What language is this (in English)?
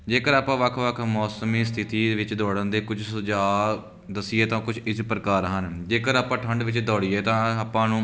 Punjabi